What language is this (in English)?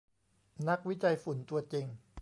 Thai